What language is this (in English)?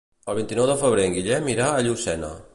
Catalan